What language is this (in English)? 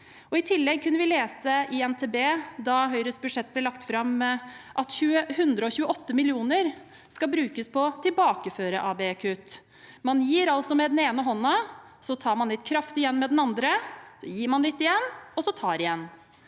Norwegian